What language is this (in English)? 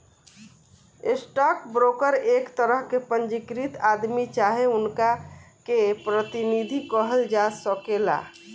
Bhojpuri